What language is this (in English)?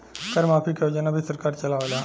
Bhojpuri